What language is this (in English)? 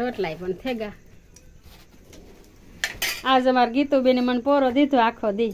Gujarati